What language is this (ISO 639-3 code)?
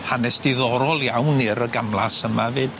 cym